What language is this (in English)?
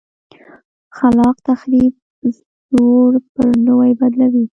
Pashto